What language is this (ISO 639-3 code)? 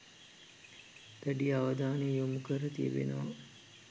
sin